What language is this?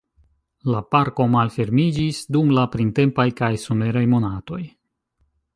Esperanto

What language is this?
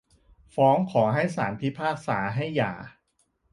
Thai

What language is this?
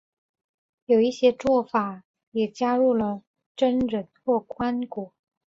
Chinese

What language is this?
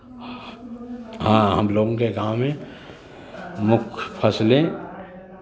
Hindi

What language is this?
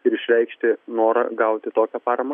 Lithuanian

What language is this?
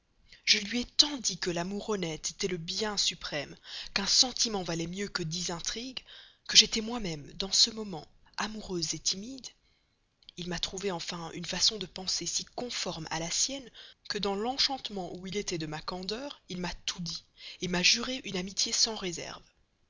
French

